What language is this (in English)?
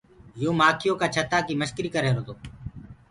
Gurgula